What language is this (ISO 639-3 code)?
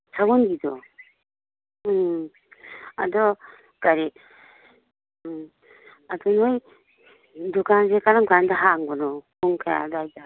mni